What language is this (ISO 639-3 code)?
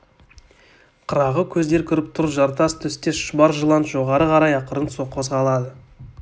kaz